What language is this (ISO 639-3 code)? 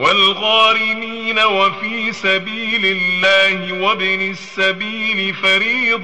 ara